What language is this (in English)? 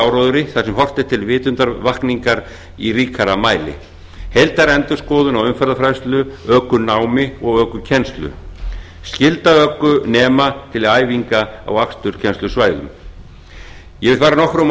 Icelandic